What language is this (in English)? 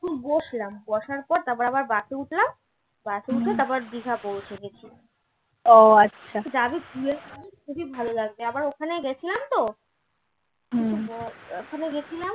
Bangla